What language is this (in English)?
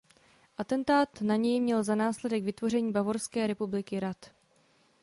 Czech